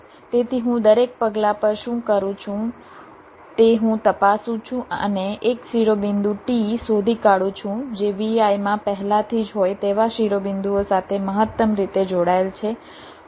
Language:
Gujarati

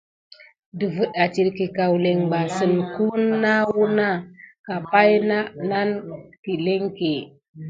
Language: Gidar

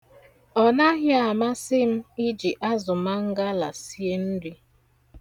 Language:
Igbo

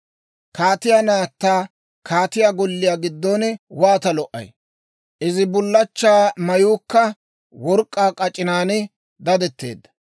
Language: Dawro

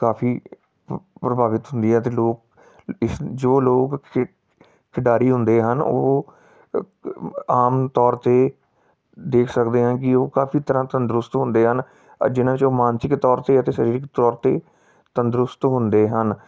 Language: Punjabi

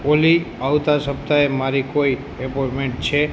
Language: Gujarati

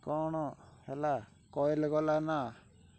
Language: Odia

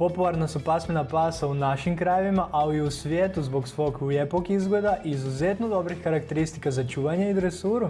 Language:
Croatian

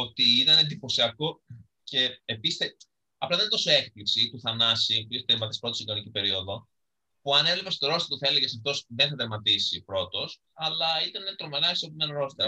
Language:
Greek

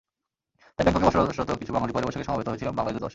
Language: Bangla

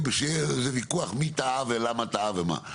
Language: Hebrew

